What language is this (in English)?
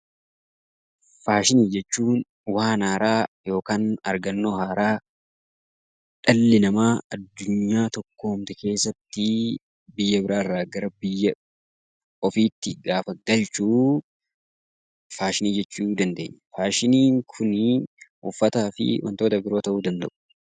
Oromo